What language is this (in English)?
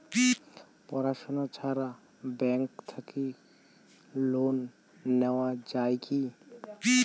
Bangla